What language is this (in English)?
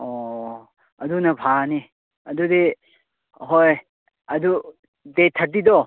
Manipuri